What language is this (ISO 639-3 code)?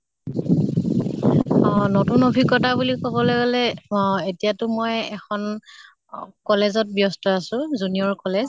asm